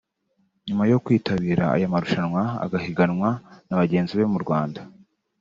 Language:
Kinyarwanda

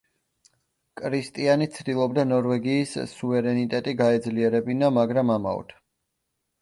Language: Georgian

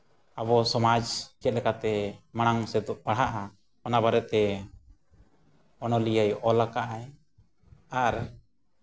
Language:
Santali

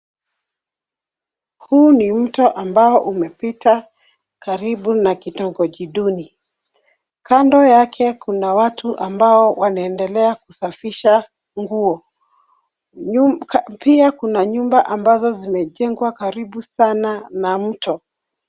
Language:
Swahili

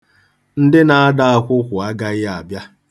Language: Igbo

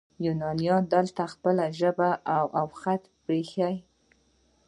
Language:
Pashto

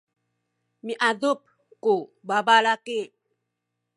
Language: Sakizaya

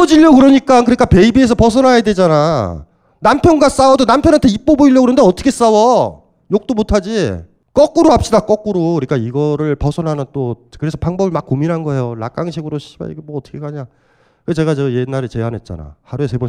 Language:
Korean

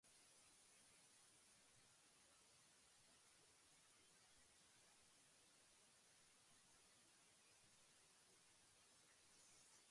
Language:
Japanese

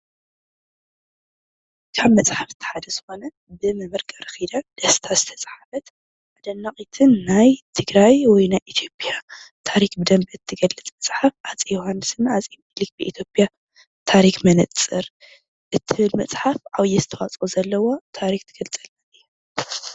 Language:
Tigrinya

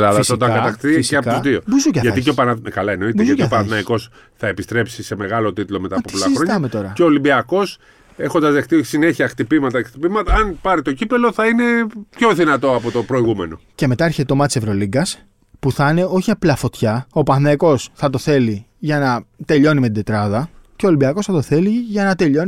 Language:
Greek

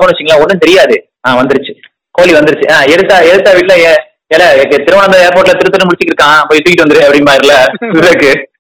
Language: Tamil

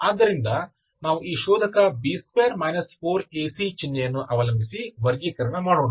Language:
Kannada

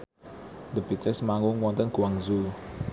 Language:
Javanese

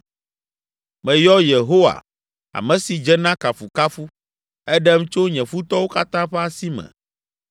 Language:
Ewe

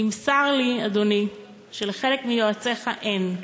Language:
Hebrew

